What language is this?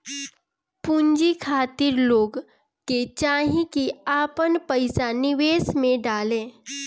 Bhojpuri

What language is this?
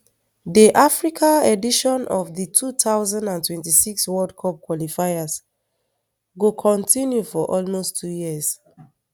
Nigerian Pidgin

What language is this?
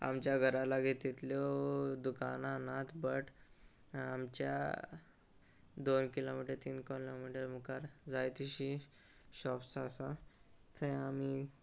Konkani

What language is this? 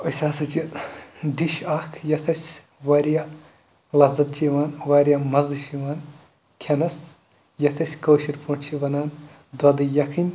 Kashmiri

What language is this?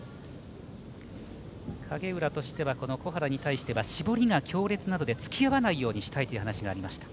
Japanese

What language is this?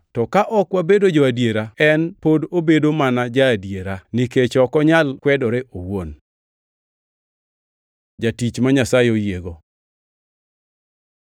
Luo (Kenya and Tanzania)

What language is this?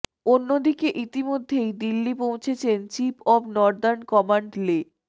Bangla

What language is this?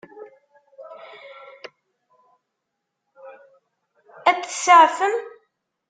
Kabyle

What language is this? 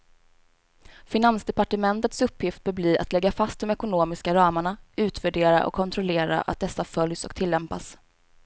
Swedish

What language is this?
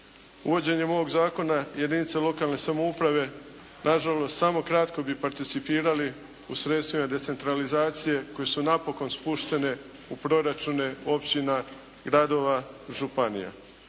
Croatian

